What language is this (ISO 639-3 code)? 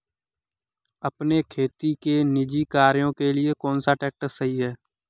hin